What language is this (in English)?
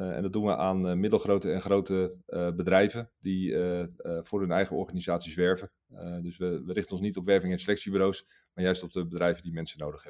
Dutch